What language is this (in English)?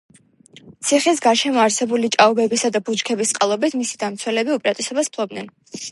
Georgian